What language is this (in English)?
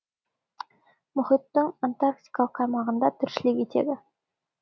Kazakh